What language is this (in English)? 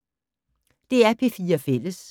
Danish